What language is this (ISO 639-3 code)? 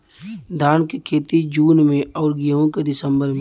bho